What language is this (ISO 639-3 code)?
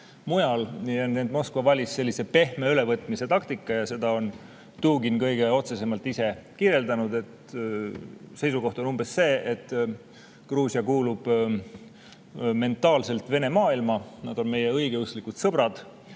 est